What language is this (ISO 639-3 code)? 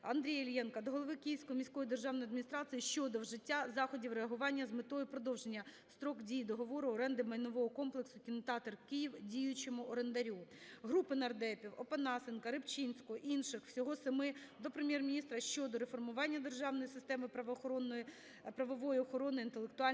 ukr